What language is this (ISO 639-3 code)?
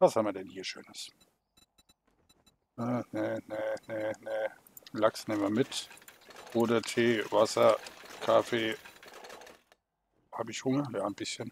deu